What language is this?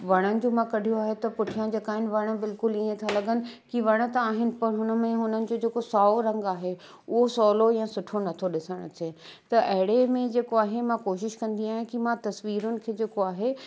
Sindhi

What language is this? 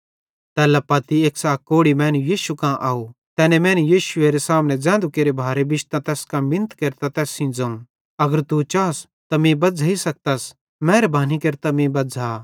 Bhadrawahi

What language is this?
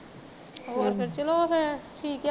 Punjabi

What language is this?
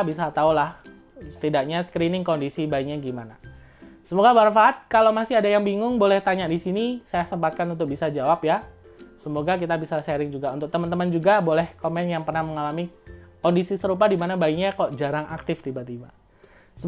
Indonesian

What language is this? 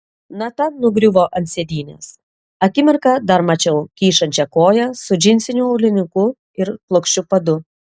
Lithuanian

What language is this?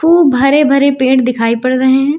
Hindi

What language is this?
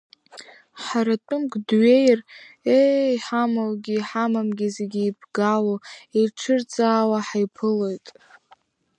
Abkhazian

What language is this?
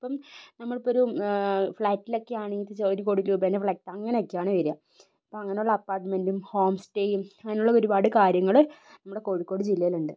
Malayalam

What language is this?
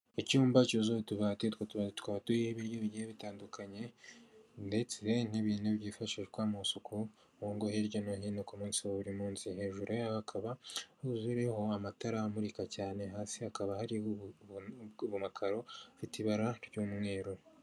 Kinyarwanda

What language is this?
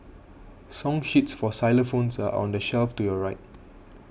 English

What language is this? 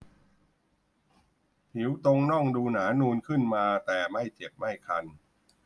Thai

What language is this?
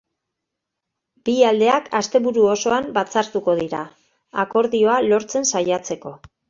Basque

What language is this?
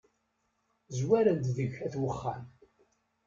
Kabyle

